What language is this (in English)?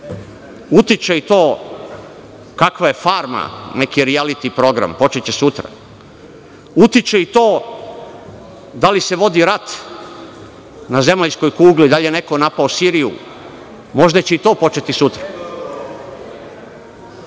Serbian